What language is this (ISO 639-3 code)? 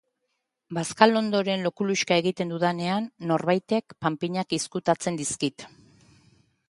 eus